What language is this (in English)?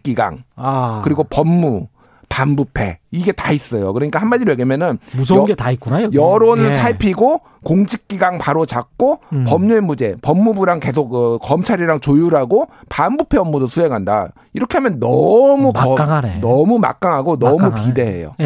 Korean